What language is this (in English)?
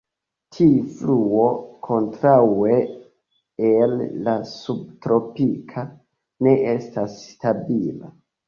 Esperanto